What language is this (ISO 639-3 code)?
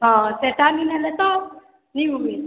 ori